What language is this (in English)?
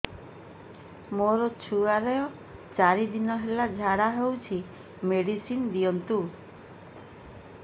Odia